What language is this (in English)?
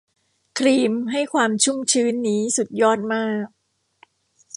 Thai